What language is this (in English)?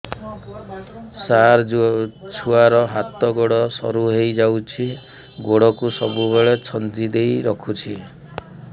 Odia